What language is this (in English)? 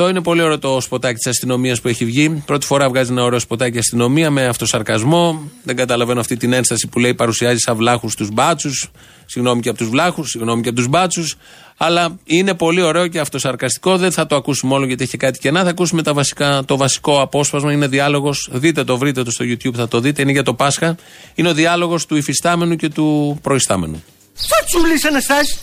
Greek